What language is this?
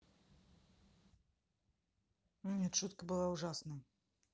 Russian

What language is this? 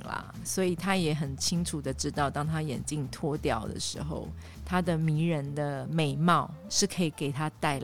Chinese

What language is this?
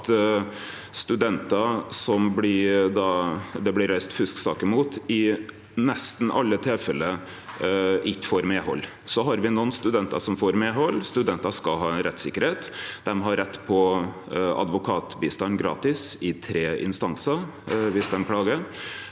Norwegian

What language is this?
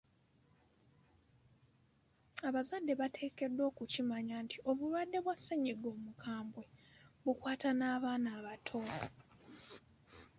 Ganda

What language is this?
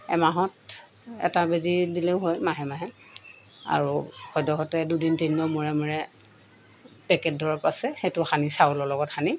Assamese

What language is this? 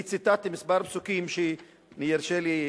Hebrew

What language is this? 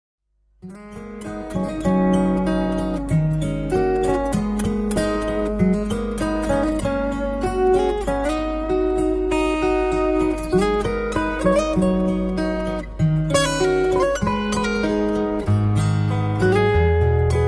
Vietnamese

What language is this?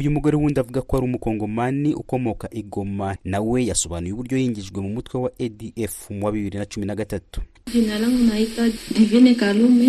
Swahili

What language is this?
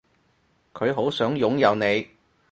Cantonese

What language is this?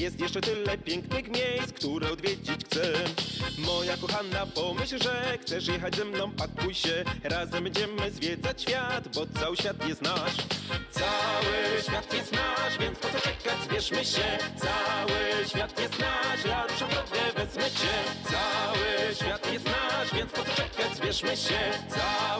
Polish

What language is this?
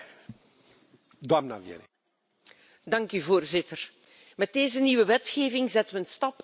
Dutch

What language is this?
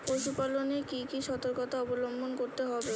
Bangla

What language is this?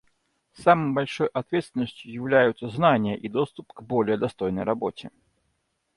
Russian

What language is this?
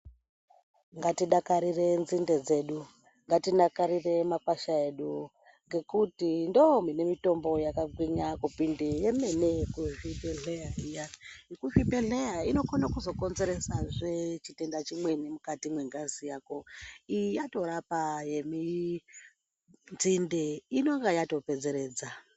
Ndau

